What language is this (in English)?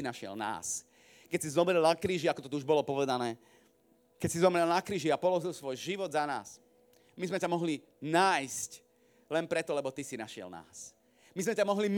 Slovak